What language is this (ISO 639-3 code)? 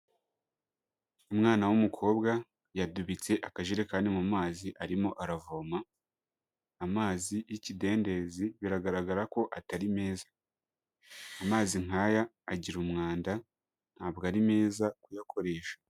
kin